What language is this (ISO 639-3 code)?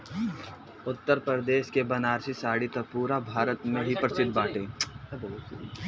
bho